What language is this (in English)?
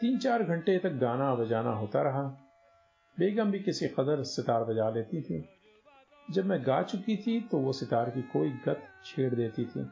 Hindi